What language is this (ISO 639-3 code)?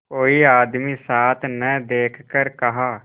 hin